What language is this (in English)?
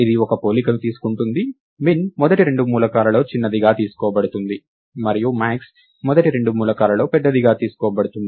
Telugu